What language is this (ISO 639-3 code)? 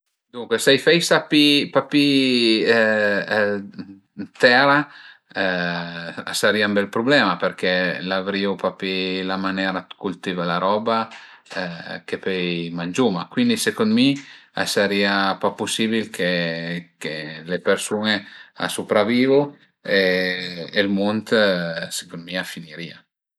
pms